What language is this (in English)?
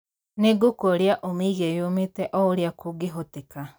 Kikuyu